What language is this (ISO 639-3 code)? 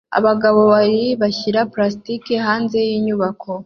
kin